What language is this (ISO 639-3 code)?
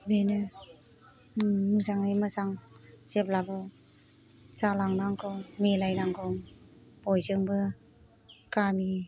brx